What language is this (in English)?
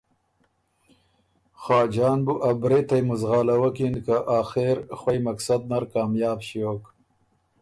Ormuri